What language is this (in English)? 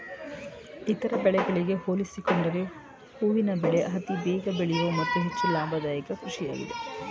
Kannada